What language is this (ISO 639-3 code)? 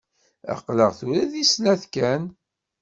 kab